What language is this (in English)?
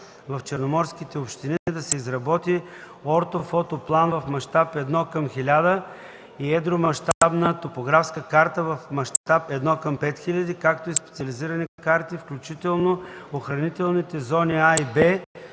Bulgarian